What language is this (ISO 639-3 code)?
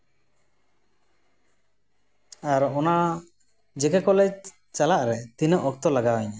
sat